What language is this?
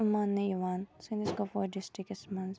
Kashmiri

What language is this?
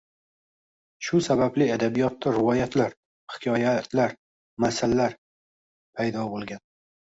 Uzbek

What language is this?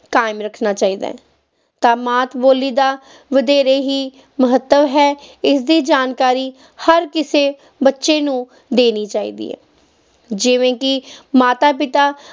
Punjabi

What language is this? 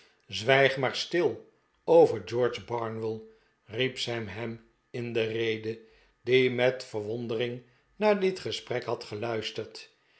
Dutch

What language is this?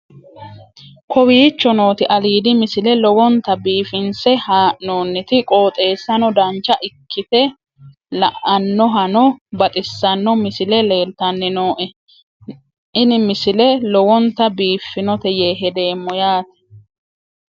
Sidamo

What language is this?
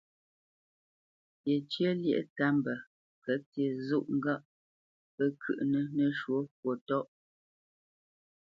Bamenyam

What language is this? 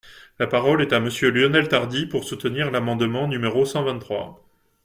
French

